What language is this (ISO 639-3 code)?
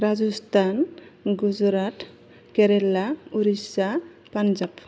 brx